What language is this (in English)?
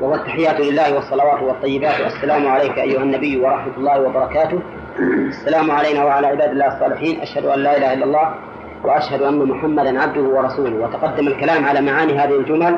Arabic